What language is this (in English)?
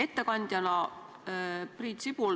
Estonian